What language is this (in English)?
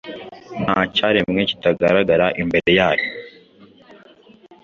Kinyarwanda